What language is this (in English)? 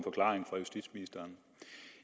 Danish